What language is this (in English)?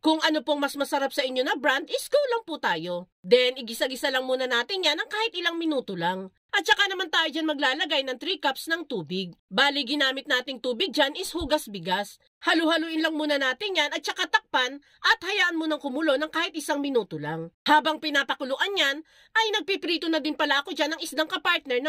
Filipino